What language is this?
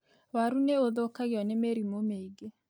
Kikuyu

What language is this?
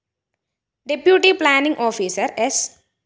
Malayalam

